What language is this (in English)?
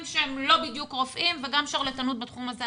Hebrew